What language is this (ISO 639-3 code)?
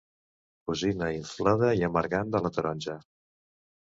cat